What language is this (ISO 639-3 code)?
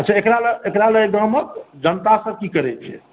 mai